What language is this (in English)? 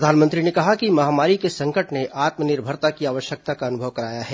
Hindi